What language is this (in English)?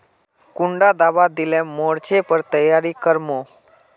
Magahi